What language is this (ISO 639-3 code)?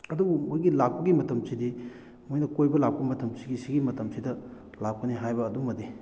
mni